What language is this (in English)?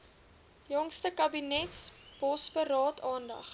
Afrikaans